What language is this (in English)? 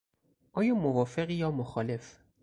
Persian